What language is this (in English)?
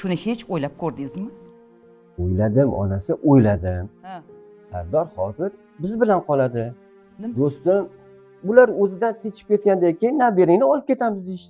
Turkish